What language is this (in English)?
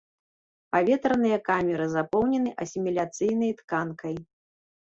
Belarusian